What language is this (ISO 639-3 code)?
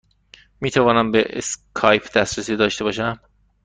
fas